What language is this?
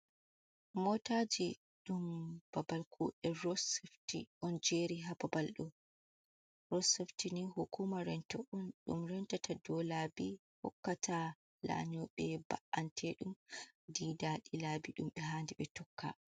Fula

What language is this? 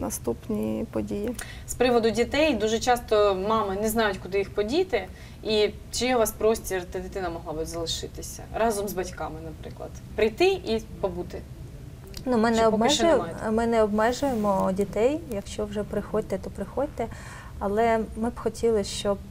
Ukrainian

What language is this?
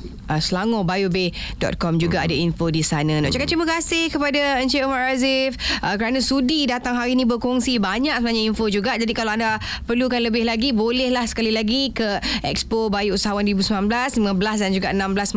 Malay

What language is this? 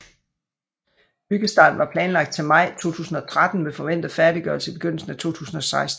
Danish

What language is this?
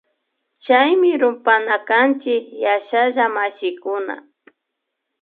Imbabura Highland Quichua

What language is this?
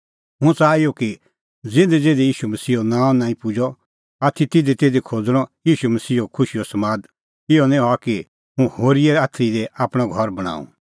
Kullu Pahari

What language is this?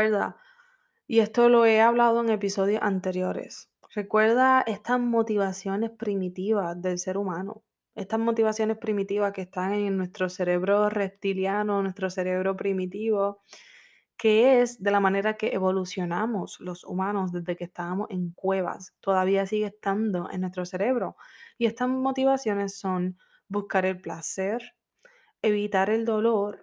Spanish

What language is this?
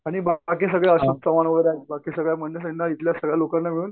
Marathi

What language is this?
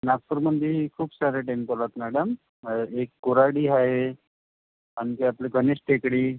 Marathi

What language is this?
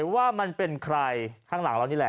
Thai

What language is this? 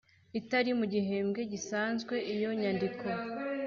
Kinyarwanda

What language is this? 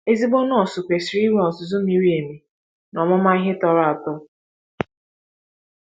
Igbo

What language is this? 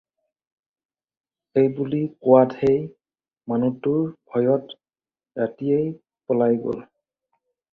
Assamese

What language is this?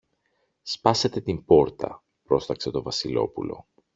Greek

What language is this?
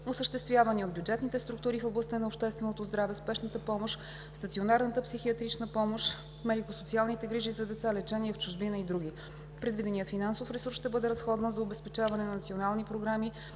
Bulgarian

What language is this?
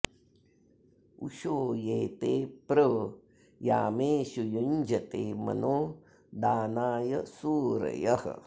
Sanskrit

